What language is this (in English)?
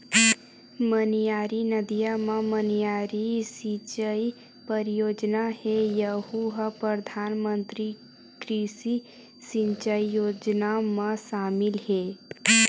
Chhattisgarhi